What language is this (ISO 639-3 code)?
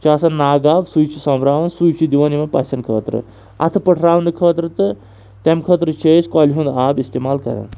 kas